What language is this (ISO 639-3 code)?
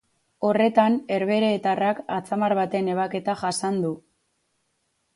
eus